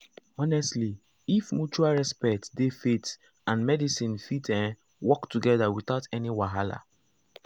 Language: Nigerian Pidgin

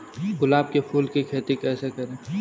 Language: Hindi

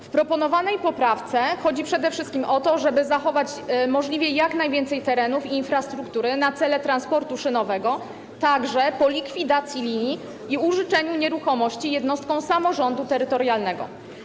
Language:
Polish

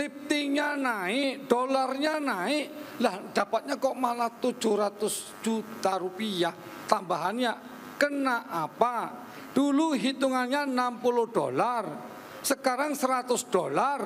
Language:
Indonesian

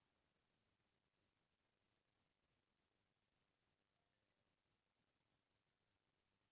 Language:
Chhattisgarhi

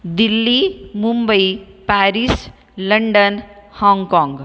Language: Marathi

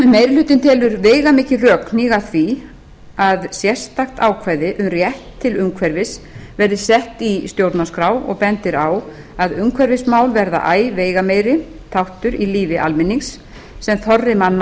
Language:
Icelandic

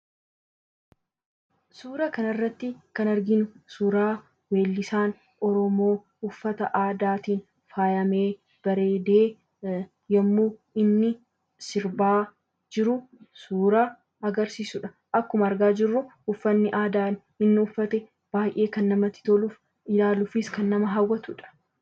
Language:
Oromo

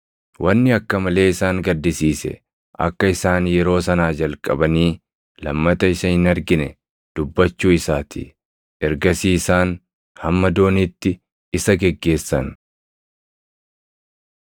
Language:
Oromo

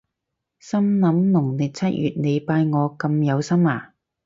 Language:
Cantonese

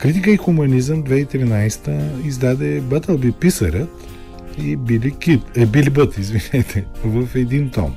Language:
Bulgarian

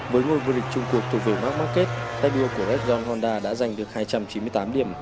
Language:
Vietnamese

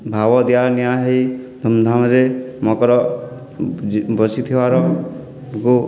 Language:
Odia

